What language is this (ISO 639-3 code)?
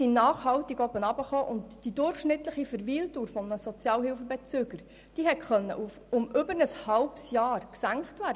gsw